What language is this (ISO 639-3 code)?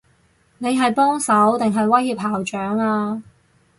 yue